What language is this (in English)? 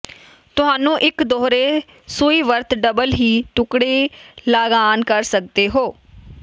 Punjabi